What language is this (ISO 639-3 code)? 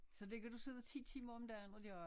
dan